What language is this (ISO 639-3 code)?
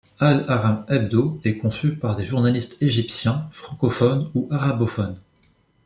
fra